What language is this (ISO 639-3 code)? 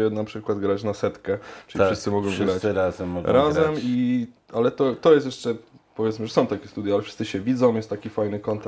pol